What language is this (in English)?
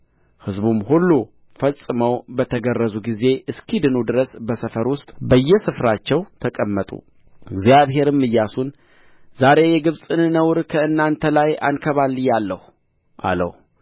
Amharic